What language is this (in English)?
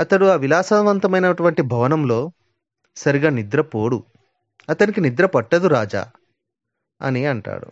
Telugu